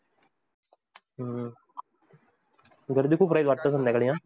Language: Marathi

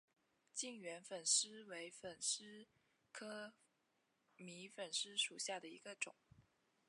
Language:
Chinese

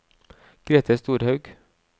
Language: Norwegian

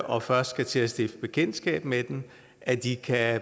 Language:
Danish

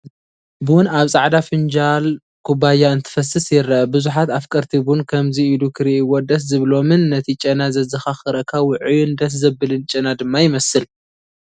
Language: Tigrinya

